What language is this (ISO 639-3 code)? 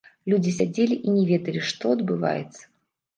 bel